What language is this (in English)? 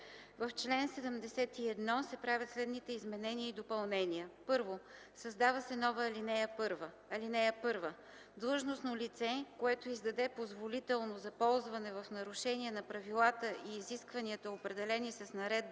Bulgarian